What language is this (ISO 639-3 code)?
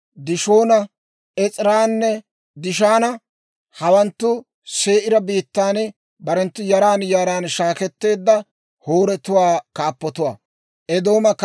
dwr